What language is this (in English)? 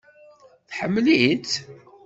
Kabyle